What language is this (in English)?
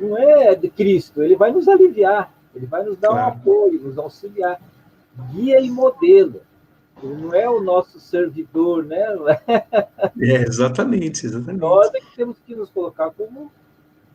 Portuguese